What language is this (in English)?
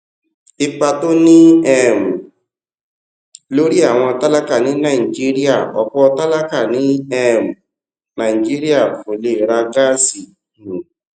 Yoruba